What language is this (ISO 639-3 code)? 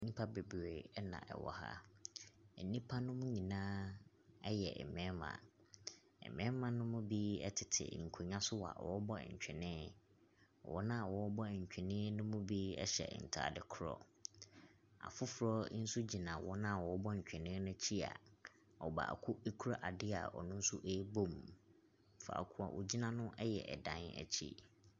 aka